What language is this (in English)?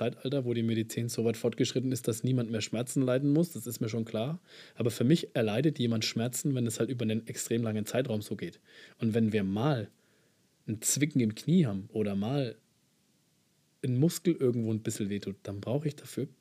German